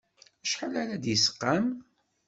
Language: Kabyle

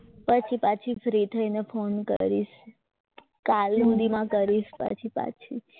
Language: Gujarati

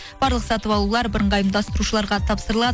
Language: Kazakh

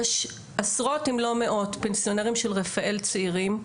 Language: Hebrew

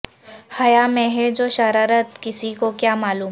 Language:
Urdu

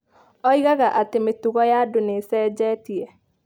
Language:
Kikuyu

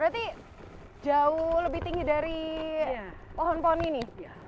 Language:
Indonesian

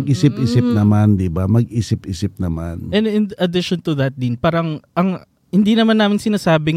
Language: Filipino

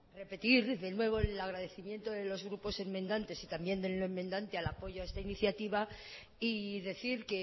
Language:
Spanish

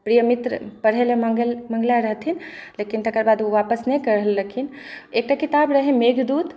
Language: Maithili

